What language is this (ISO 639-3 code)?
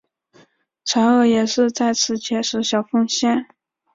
zho